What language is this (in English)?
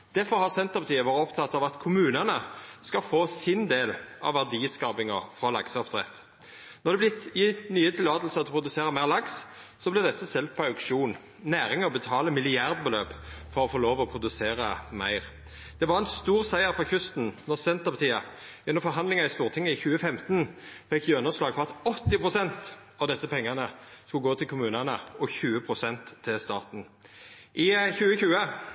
Norwegian Nynorsk